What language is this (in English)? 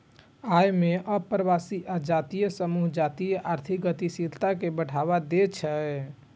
Maithili